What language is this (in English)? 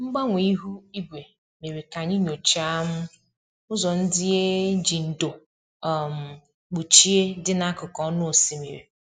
Igbo